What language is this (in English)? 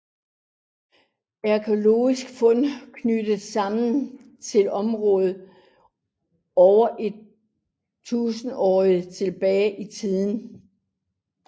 Danish